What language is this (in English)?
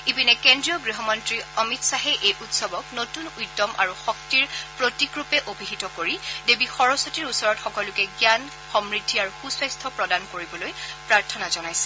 Assamese